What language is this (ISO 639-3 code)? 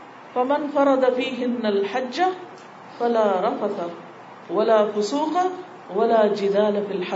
urd